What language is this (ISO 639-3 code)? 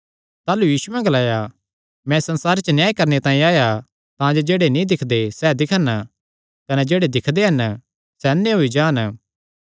xnr